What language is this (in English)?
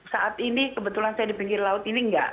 Indonesian